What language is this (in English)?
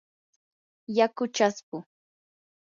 Yanahuanca Pasco Quechua